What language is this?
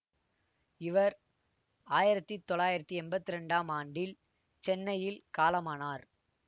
Tamil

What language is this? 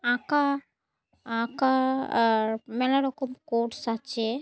Bangla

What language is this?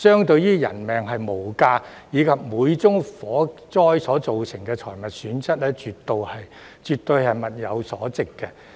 Cantonese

